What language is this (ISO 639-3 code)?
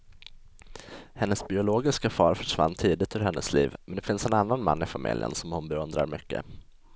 swe